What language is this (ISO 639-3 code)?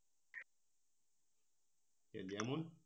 ben